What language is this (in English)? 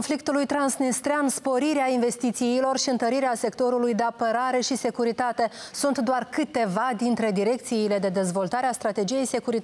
Romanian